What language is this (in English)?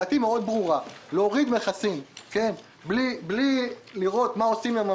Hebrew